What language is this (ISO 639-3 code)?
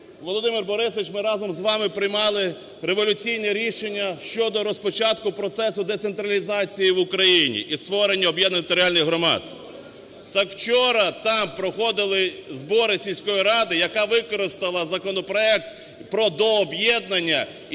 ukr